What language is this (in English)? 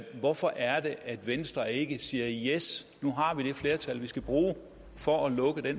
Danish